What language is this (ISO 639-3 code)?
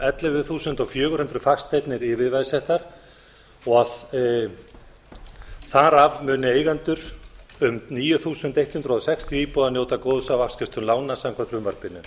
isl